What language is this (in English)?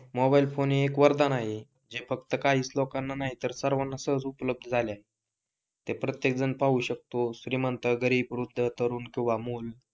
Marathi